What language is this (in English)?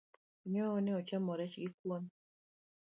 Luo (Kenya and Tanzania)